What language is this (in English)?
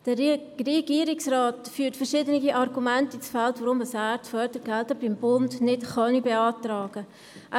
Swiss German